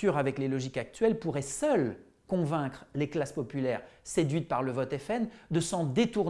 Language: French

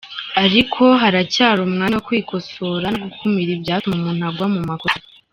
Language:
Kinyarwanda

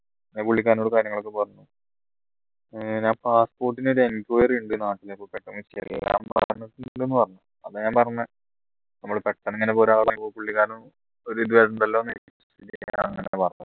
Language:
Malayalam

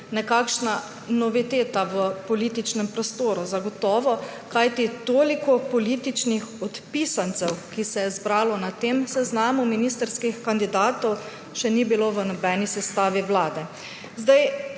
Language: Slovenian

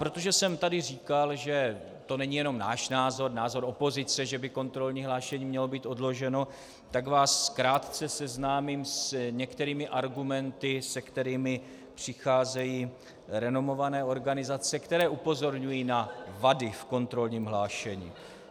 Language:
Czech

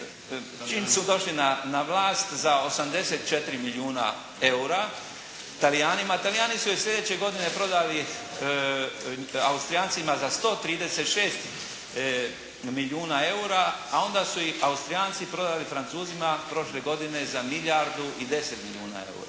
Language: Croatian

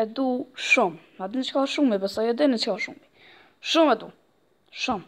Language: Romanian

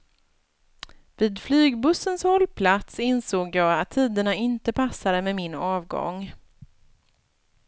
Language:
Swedish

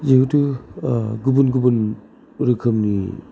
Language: Bodo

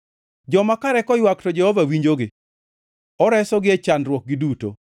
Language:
Luo (Kenya and Tanzania)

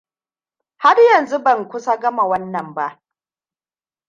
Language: Hausa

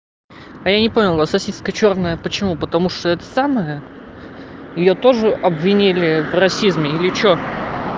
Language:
Russian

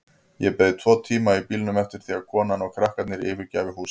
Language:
Icelandic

